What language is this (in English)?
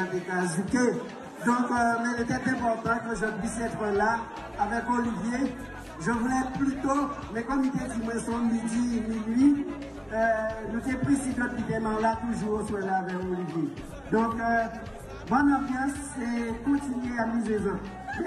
French